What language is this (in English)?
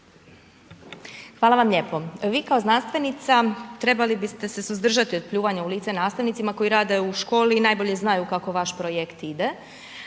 Croatian